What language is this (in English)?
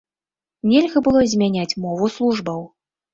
Belarusian